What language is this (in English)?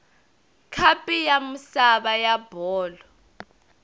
Tsonga